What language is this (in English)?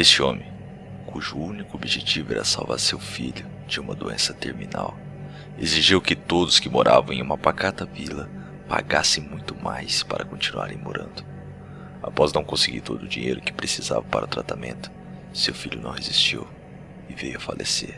Portuguese